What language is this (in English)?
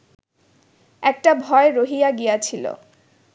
Bangla